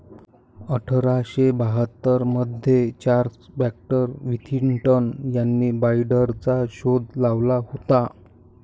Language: Marathi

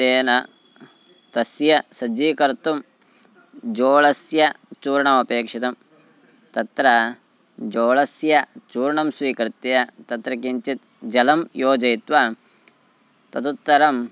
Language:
Sanskrit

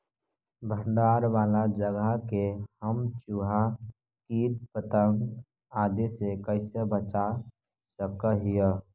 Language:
Magahi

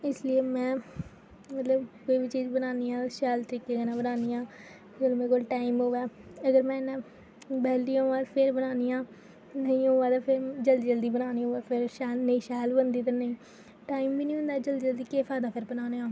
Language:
Dogri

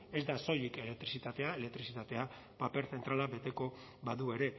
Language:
Basque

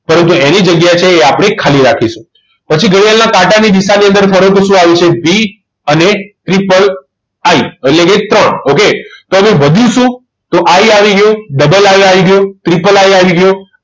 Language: Gujarati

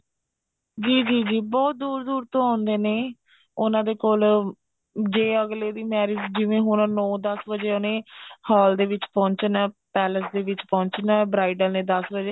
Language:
Punjabi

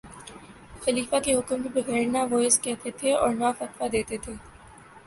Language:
Urdu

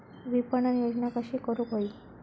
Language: Marathi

